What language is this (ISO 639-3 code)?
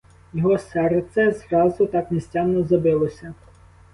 ukr